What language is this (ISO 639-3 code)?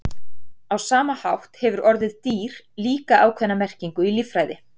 isl